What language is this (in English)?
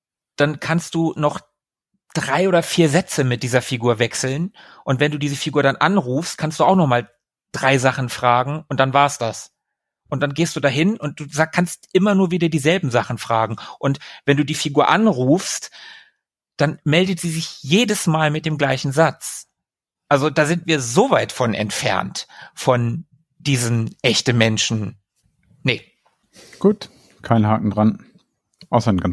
German